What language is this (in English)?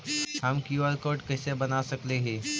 Magahi